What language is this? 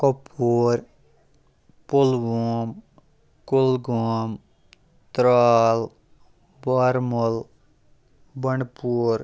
Kashmiri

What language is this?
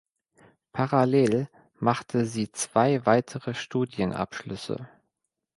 German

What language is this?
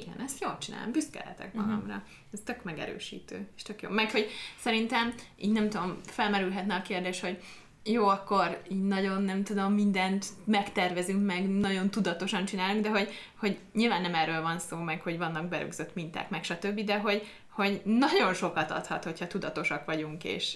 Hungarian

